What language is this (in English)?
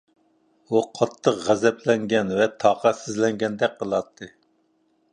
Uyghur